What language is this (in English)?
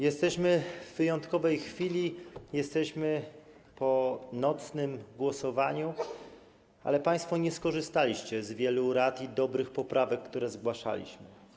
Polish